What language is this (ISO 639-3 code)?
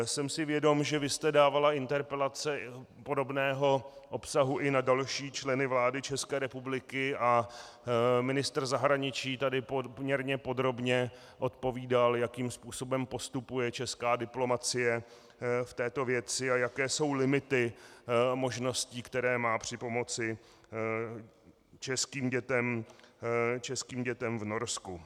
ces